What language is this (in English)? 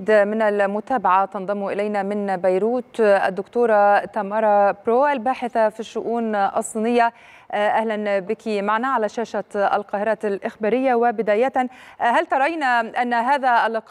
Arabic